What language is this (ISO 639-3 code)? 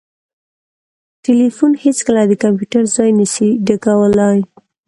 pus